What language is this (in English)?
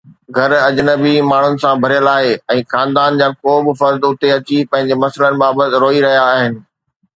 Sindhi